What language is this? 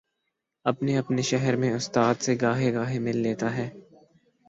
Urdu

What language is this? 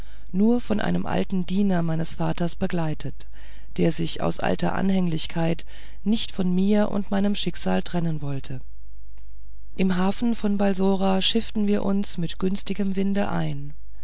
German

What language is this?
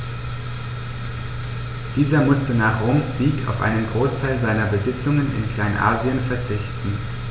German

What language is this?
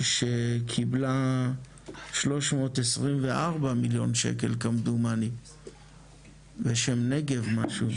Hebrew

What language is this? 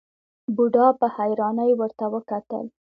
Pashto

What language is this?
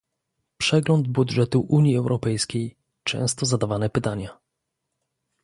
Polish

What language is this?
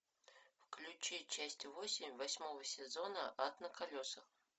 Russian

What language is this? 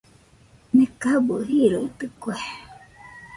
Nüpode Huitoto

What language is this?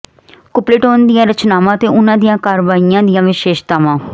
Punjabi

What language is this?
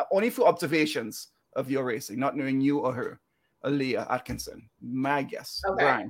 English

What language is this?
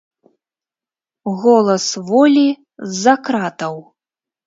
Belarusian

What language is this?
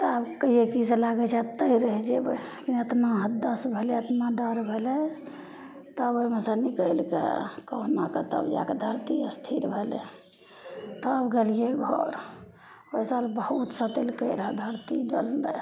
Maithili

